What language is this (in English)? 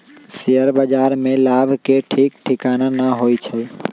Magahi